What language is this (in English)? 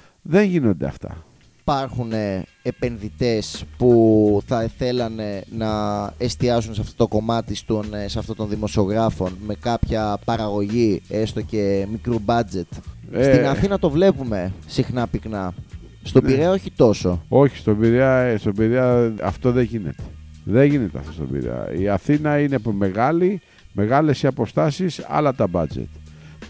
Greek